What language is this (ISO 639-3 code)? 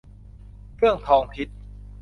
tha